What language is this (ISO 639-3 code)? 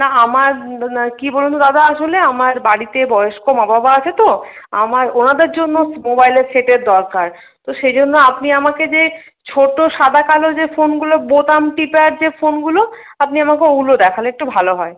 ben